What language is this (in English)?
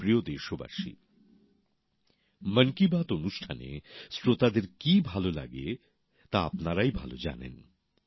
Bangla